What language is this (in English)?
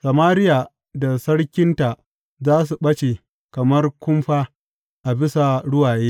Hausa